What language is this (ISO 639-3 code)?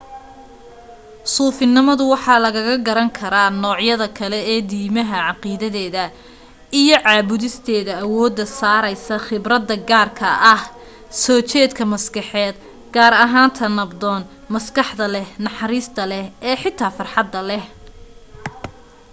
som